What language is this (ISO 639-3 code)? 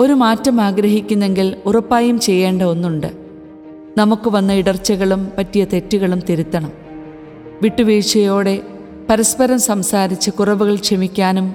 mal